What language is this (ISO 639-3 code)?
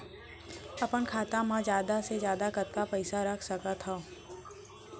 hne